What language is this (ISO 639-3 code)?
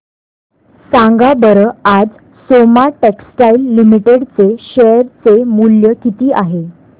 mar